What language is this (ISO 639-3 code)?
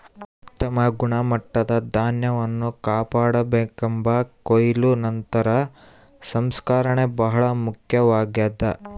kan